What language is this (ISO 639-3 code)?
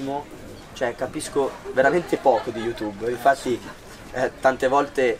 ita